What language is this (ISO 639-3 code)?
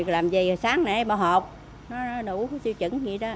vie